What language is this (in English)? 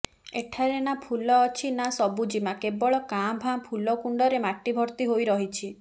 Odia